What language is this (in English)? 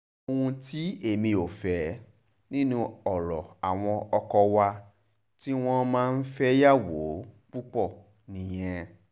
Yoruba